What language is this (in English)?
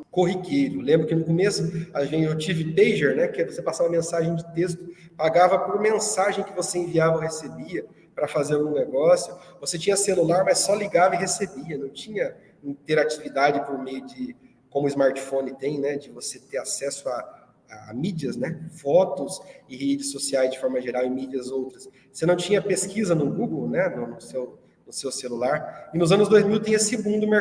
Portuguese